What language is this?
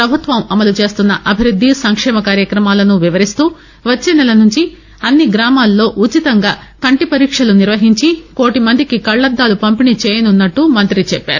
Telugu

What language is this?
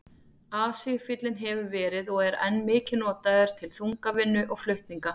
Icelandic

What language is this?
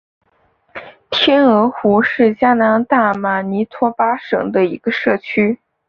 Chinese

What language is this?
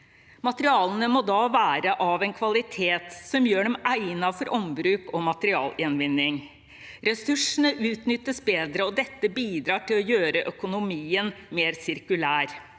Norwegian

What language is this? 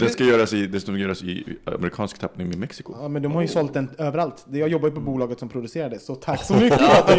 Swedish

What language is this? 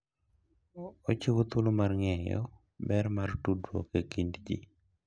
Luo (Kenya and Tanzania)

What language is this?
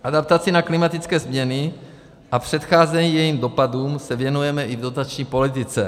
Czech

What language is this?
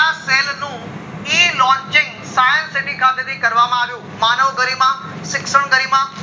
Gujarati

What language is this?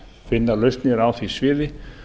Icelandic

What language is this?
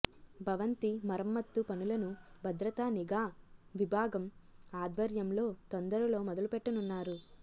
Telugu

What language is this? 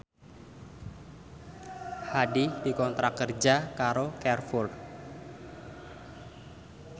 Javanese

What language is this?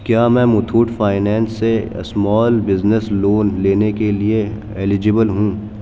Urdu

